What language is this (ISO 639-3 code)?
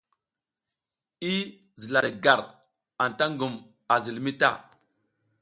giz